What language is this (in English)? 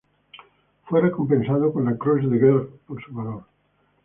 Spanish